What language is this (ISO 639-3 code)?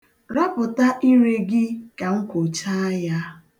ibo